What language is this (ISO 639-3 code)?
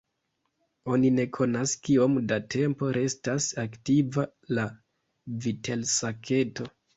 epo